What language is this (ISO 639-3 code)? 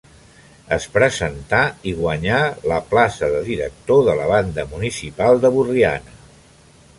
cat